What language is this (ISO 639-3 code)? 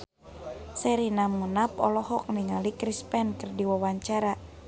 sun